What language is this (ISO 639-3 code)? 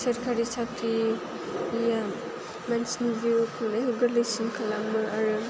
brx